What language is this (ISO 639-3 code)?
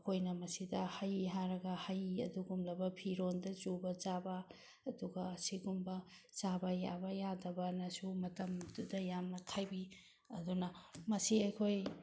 mni